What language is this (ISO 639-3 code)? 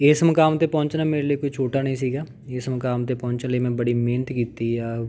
pan